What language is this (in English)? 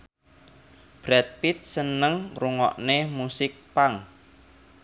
Javanese